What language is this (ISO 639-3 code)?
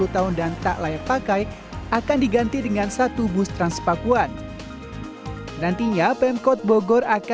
ind